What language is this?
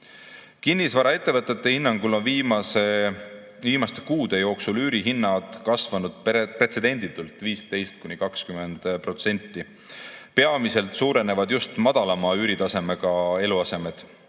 Estonian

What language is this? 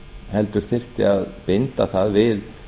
Icelandic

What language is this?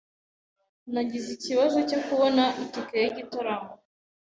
Kinyarwanda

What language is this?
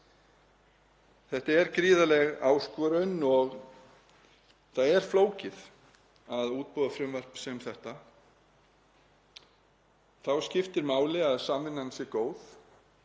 Icelandic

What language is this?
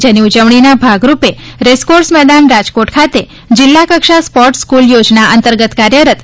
Gujarati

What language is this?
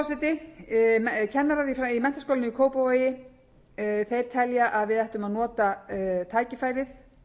Icelandic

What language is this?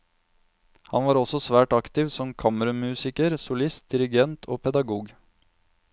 Norwegian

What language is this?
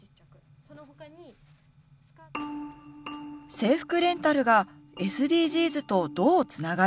Japanese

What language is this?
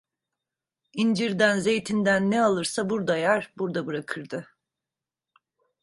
Turkish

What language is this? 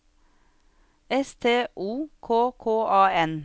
Norwegian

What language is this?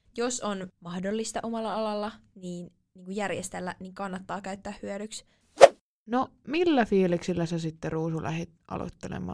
Finnish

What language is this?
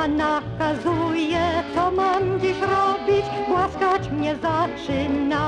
Polish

